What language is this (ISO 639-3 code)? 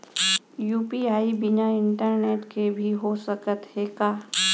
hne